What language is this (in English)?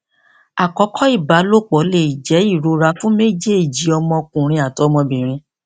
Yoruba